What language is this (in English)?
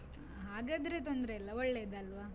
Kannada